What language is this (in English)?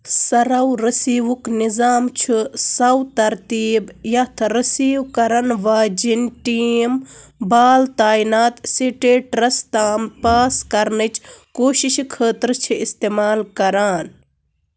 Kashmiri